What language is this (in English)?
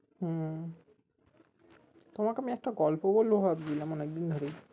Bangla